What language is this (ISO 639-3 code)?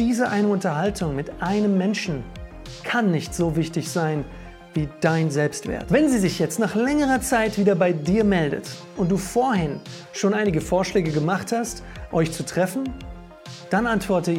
deu